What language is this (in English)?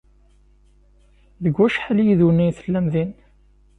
Kabyle